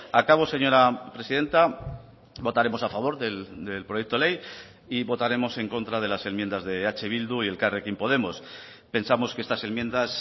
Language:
Spanish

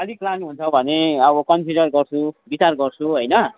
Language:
Nepali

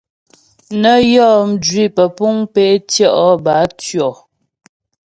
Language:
Ghomala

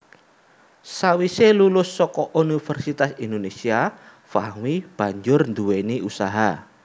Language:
Javanese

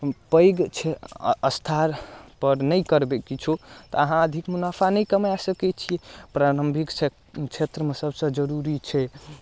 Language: Maithili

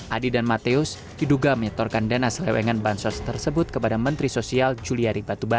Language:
Indonesian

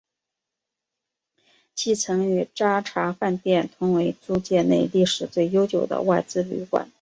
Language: Chinese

